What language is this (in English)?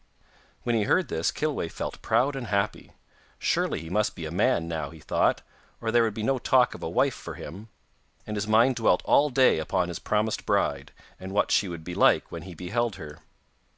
English